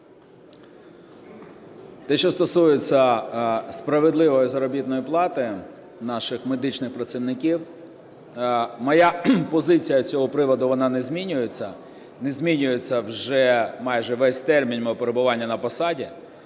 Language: Ukrainian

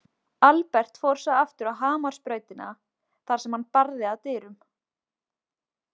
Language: Icelandic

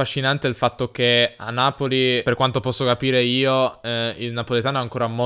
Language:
Italian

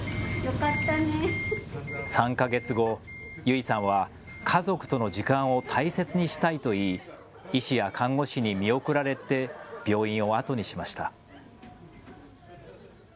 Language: Japanese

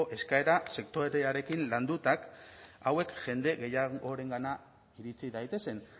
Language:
Basque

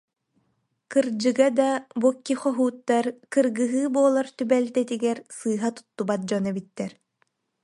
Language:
Yakut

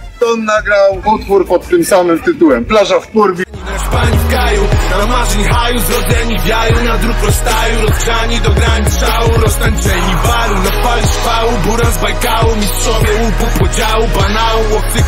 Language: Polish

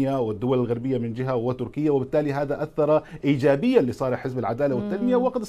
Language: Arabic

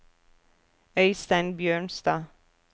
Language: Norwegian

